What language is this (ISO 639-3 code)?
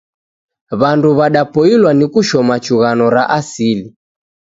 dav